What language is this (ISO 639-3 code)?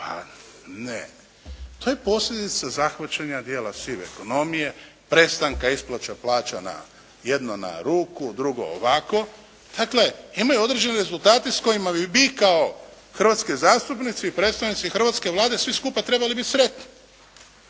hrv